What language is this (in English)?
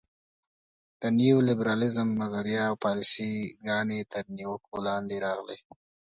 Pashto